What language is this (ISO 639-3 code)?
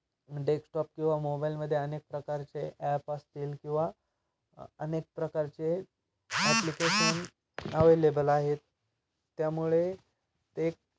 mar